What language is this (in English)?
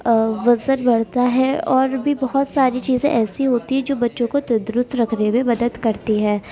Urdu